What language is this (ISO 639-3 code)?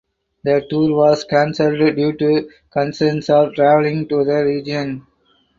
eng